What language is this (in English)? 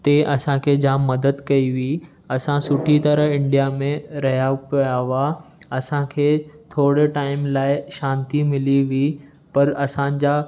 Sindhi